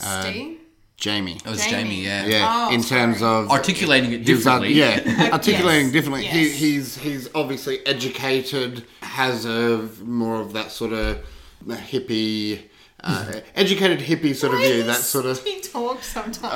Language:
English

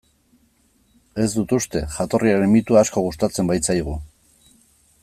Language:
Basque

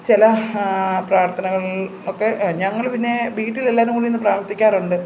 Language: Malayalam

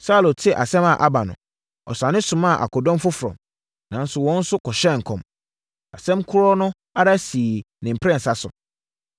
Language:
Akan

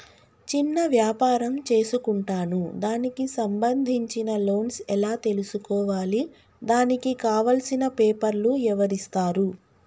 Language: Telugu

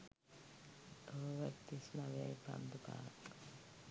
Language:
Sinhala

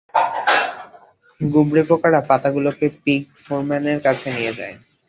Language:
Bangla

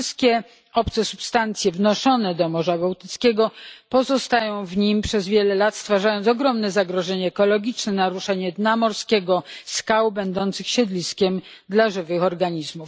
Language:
Polish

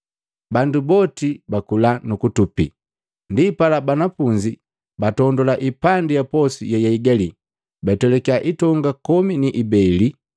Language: Matengo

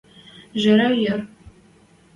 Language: Western Mari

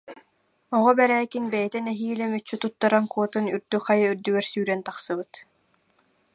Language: Yakut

